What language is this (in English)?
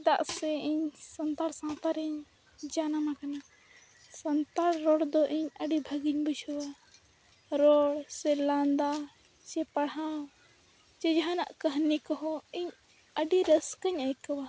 Santali